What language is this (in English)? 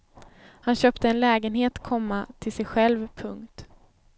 Swedish